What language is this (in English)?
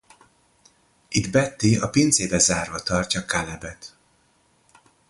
Hungarian